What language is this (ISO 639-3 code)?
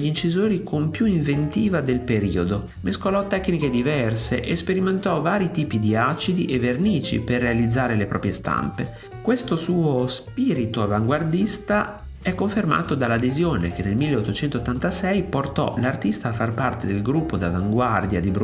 ita